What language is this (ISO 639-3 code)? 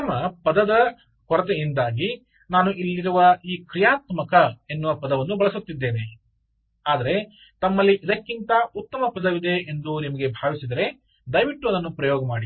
kan